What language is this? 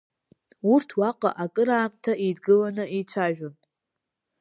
Abkhazian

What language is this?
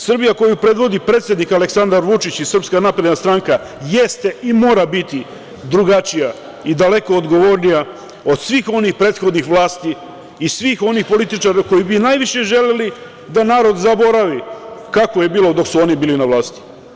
Serbian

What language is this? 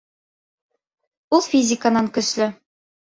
Bashkir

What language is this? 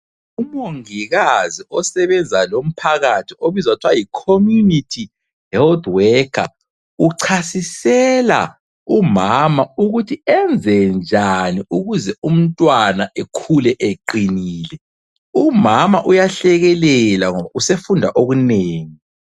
North Ndebele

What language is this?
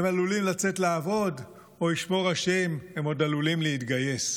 Hebrew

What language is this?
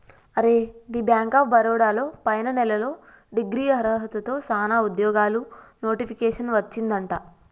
Telugu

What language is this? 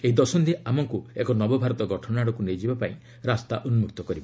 Odia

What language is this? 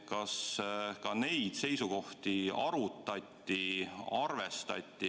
Estonian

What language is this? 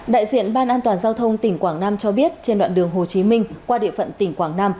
Vietnamese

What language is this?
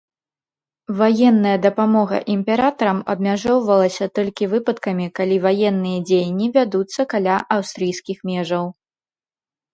Belarusian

